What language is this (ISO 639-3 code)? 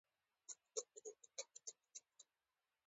pus